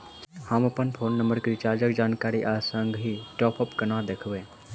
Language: Maithili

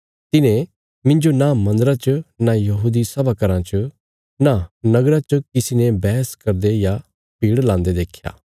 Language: Bilaspuri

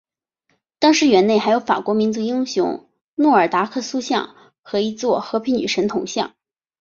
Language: Chinese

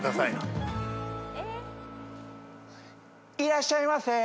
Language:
Japanese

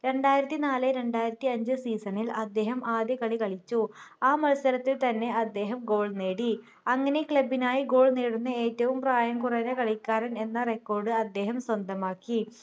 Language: Malayalam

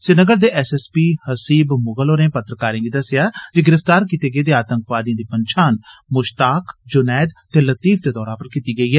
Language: Dogri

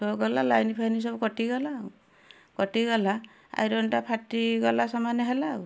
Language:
Odia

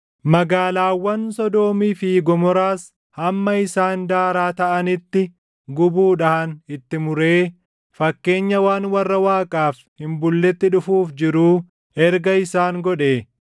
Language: Oromo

